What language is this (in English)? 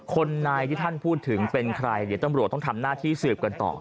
Thai